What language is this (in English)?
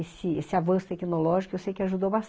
Portuguese